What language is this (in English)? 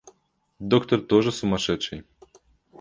Russian